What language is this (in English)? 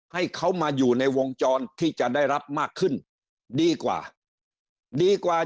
Thai